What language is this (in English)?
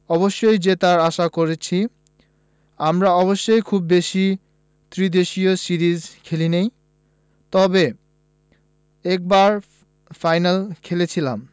Bangla